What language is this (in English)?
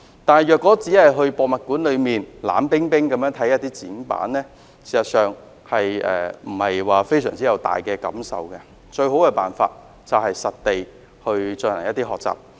Cantonese